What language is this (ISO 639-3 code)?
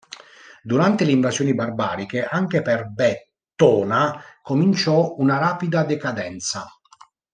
ita